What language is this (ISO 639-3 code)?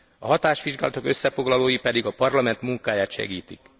hun